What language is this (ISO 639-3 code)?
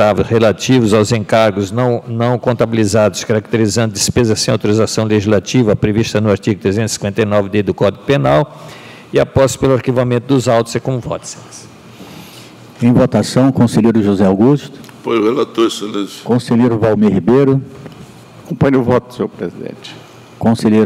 por